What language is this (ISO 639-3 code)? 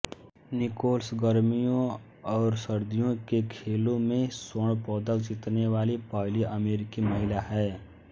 hin